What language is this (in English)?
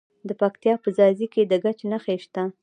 Pashto